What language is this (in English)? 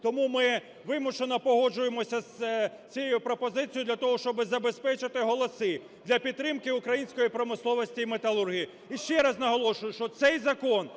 Ukrainian